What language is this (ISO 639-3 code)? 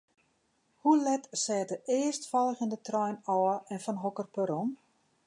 fry